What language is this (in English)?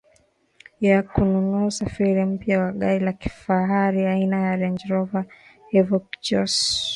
Swahili